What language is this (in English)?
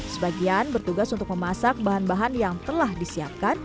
Indonesian